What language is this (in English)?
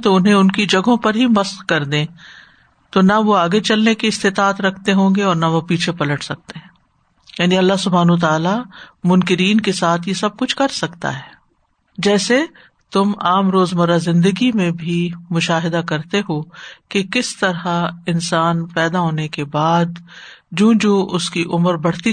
Urdu